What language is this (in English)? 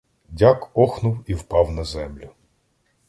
Ukrainian